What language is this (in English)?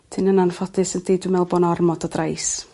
Welsh